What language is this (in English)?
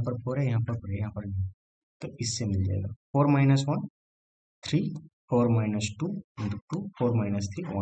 Hindi